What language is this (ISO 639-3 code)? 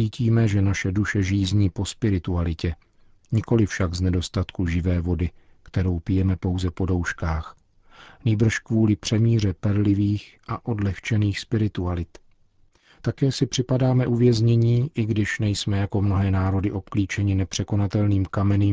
ces